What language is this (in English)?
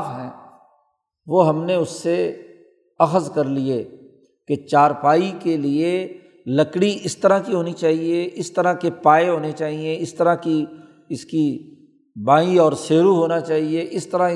Urdu